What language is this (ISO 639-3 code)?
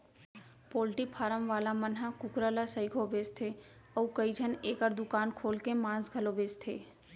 hne